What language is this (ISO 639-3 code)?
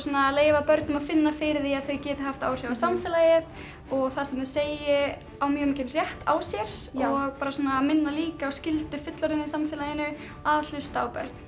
isl